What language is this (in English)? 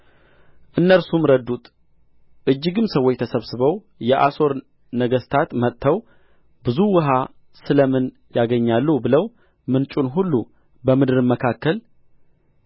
Amharic